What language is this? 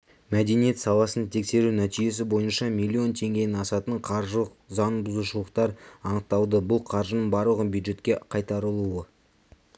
Kazakh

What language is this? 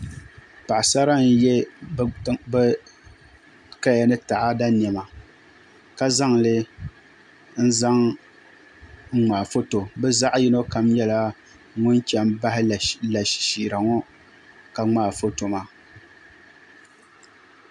Dagbani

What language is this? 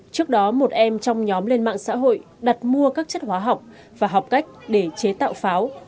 Vietnamese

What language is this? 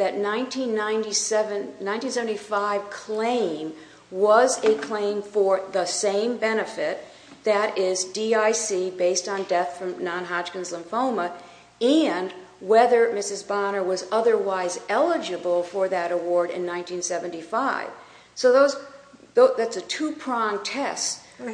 English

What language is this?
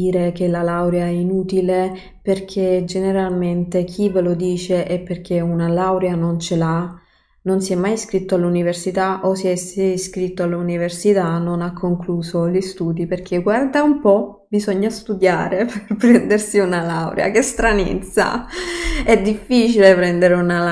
Italian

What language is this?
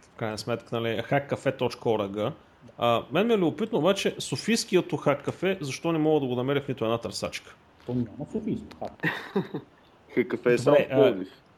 Bulgarian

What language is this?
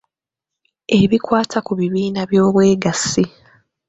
Ganda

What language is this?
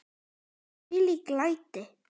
Icelandic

